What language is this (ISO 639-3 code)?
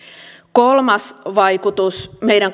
fin